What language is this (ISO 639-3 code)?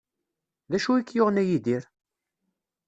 kab